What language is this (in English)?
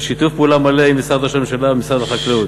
Hebrew